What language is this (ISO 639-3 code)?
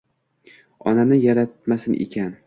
uzb